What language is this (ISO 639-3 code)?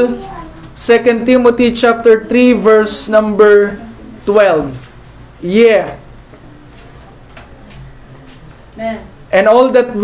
fil